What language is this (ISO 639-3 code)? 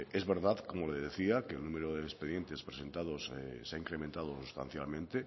spa